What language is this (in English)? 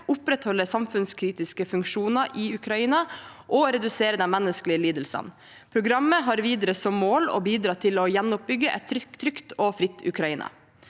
Norwegian